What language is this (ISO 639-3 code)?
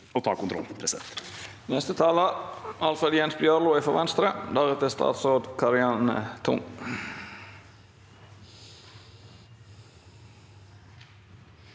nor